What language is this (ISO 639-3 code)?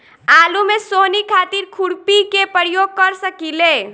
bho